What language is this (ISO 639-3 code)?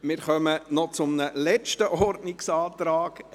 gsw